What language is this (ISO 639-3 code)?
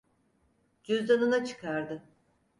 tur